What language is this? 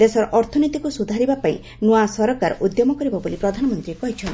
Odia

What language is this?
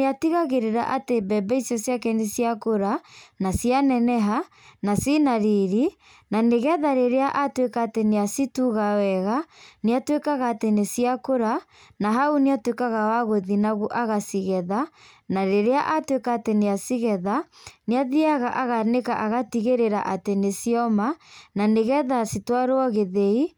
Kikuyu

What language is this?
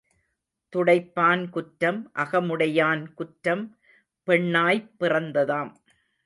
Tamil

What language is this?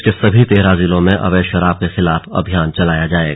Hindi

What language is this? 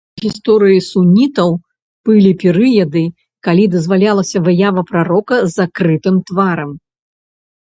Belarusian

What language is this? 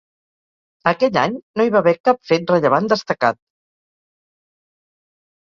Catalan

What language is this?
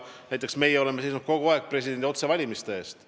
Estonian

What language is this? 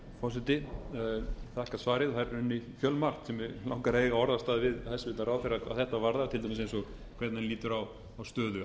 Icelandic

